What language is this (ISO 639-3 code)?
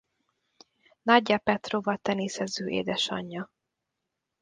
hun